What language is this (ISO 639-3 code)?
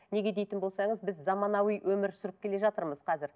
kaz